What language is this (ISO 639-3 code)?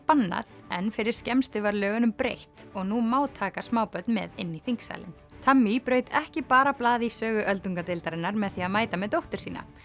isl